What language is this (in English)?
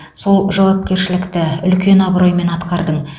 Kazakh